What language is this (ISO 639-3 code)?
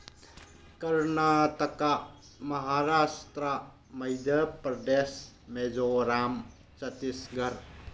mni